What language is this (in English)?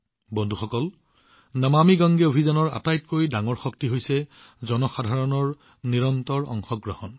Assamese